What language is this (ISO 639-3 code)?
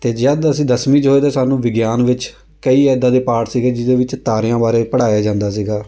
pan